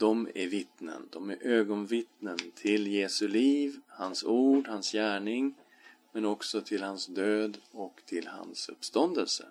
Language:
Swedish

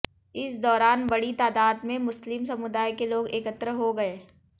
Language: Hindi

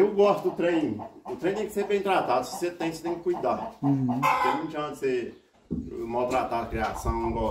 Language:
Portuguese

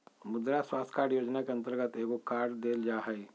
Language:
Magahi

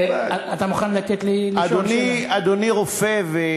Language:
Hebrew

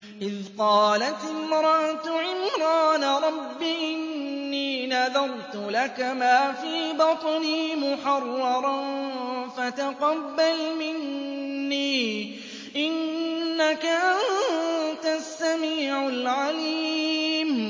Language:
Arabic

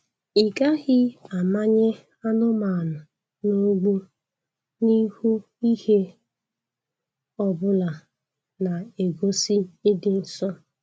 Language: Igbo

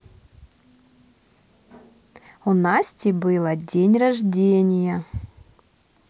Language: Russian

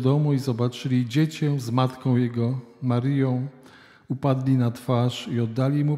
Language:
Polish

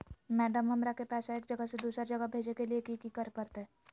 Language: Magahi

